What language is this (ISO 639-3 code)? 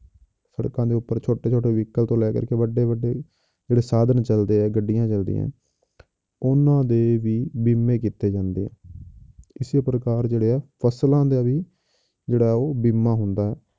pan